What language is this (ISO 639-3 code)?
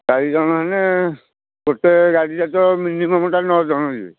ori